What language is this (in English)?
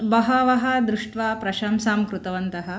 Sanskrit